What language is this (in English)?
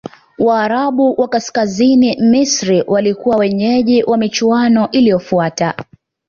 Swahili